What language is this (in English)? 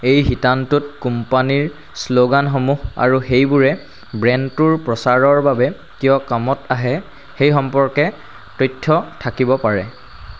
Assamese